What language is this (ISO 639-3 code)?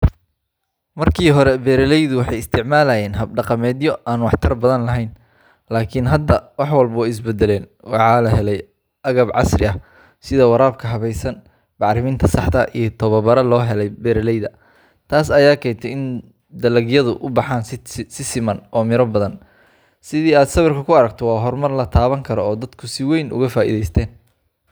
som